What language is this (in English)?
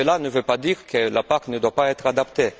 French